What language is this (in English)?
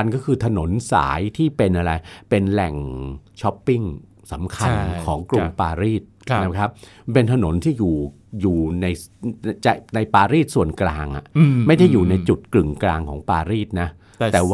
Thai